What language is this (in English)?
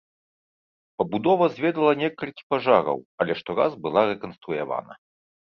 Belarusian